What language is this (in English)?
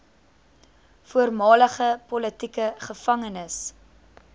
Afrikaans